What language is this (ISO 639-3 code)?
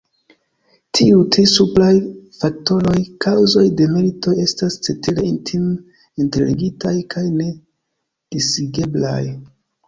epo